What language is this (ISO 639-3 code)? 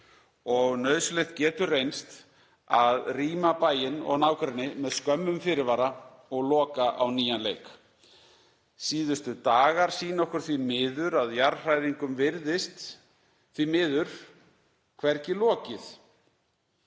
isl